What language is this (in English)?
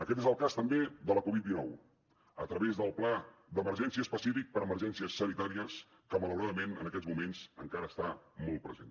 Catalan